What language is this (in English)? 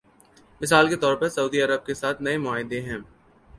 Urdu